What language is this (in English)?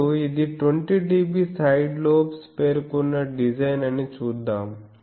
Telugu